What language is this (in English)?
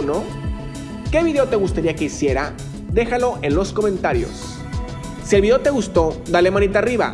Spanish